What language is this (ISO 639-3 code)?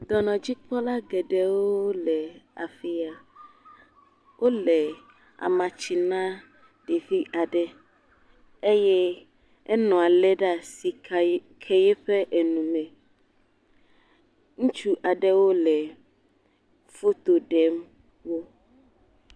ewe